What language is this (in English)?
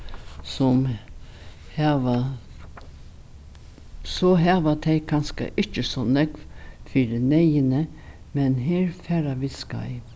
Faroese